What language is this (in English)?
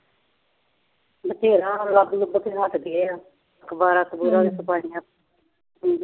Punjabi